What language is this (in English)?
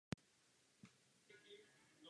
Czech